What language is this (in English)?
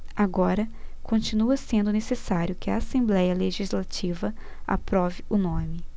Portuguese